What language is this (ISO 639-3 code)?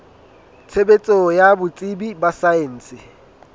sot